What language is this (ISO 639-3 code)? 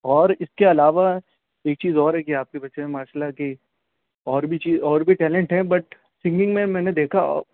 urd